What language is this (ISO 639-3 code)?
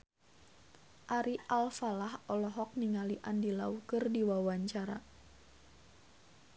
sun